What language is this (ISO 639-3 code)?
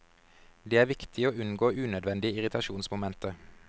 nor